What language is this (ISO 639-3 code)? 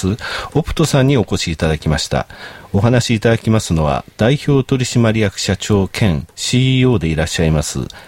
jpn